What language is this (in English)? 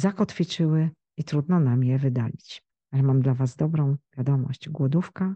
Polish